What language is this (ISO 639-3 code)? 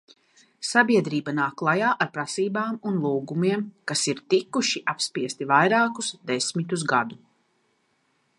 lav